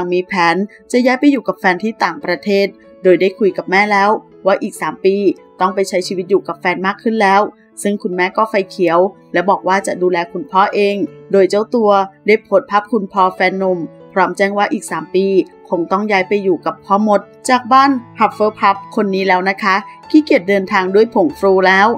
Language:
Thai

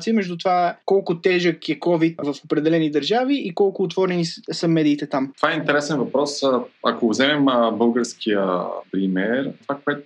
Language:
Bulgarian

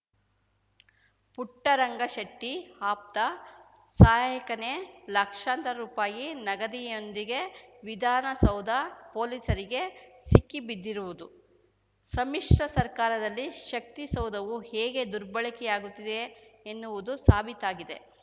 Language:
Kannada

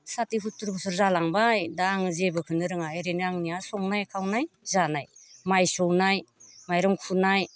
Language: Bodo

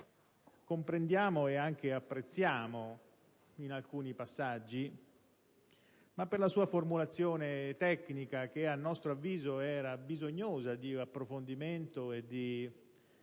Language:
Italian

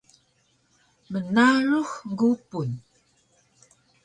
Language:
Taroko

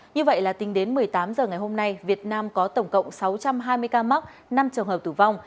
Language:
Vietnamese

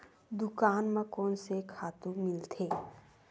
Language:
Chhattisgarhi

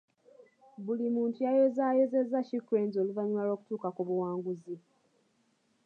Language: Ganda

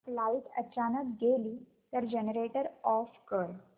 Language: Marathi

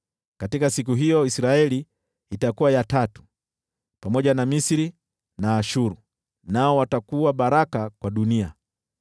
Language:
Swahili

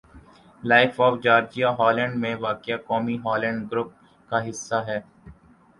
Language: Urdu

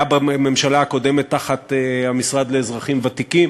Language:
Hebrew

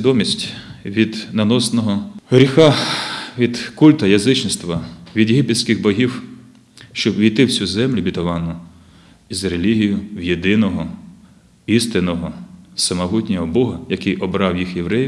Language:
Russian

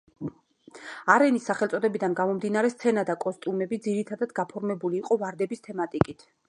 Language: Georgian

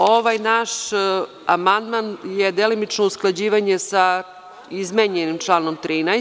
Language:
Serbian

